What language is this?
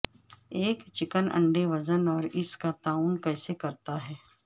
Urdu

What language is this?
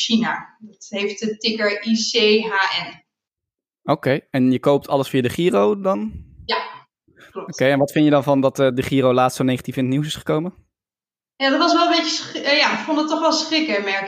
Dutch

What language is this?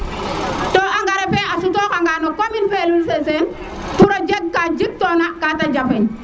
Serer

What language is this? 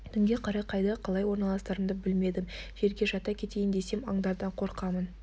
Kazakh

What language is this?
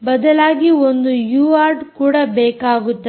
Kannada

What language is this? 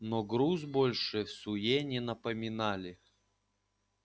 Russian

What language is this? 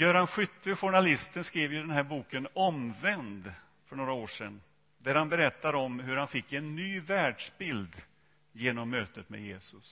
Swedish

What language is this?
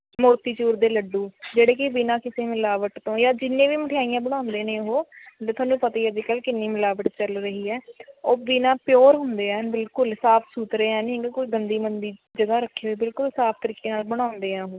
Punjabi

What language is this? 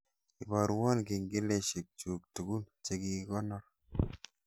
Kalenjin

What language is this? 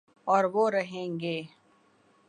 Urdu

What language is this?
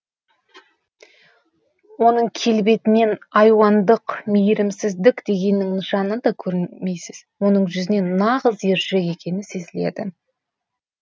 Kazakh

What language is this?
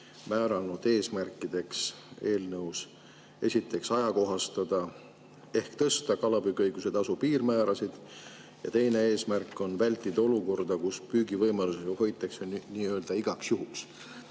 Estonian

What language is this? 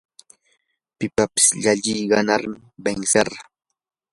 Yanahuanca Pasco Quechua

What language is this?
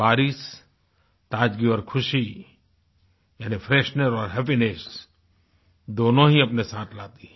Hindi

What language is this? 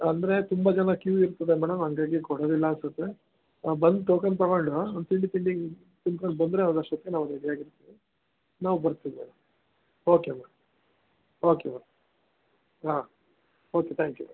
Kannada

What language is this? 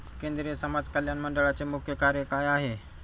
Marathi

